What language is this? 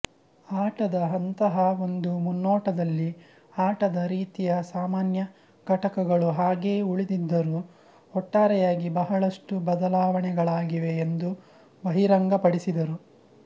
Kannada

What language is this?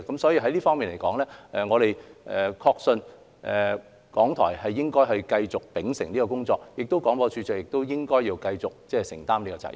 Cantonese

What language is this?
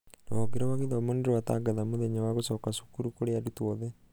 Kikuyu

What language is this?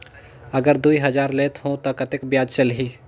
Chhattisgarhi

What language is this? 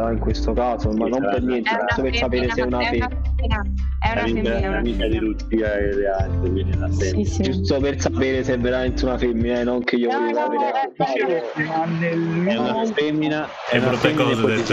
Italian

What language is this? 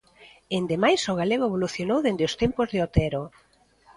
Galician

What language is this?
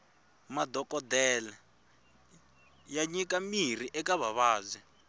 Tsonga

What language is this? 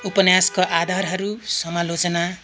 Nepali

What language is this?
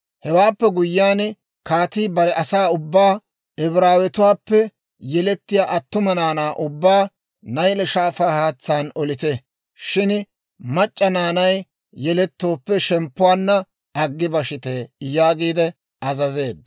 Dawro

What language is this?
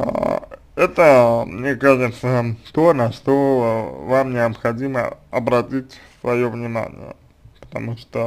Russian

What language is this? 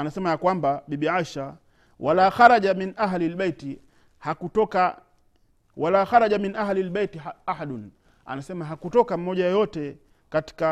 Swahili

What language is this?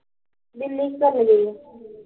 Punjabi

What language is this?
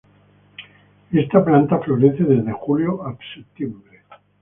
Spanish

